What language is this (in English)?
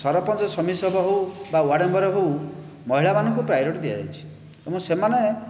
Odia